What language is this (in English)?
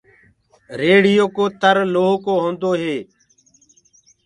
Gurgula